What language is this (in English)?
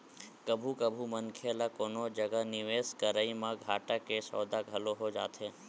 Chhattisgarhi